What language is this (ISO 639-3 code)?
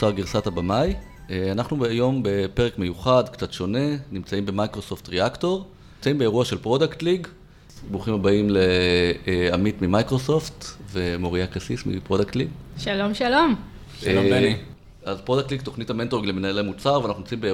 heb